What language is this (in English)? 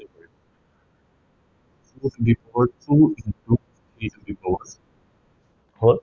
Assamese